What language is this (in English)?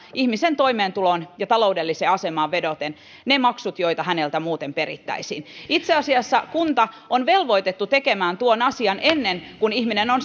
Finnish